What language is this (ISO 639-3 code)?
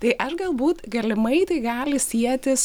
lit